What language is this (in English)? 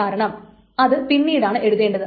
Malayalam